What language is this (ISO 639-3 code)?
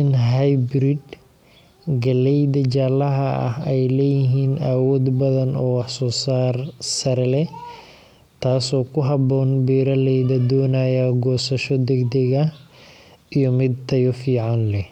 som